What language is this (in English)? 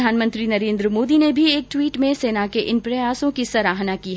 Hindi